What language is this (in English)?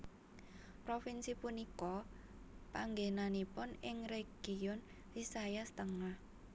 Javanese